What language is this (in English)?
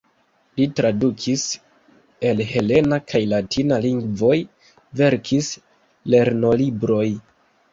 Esperanto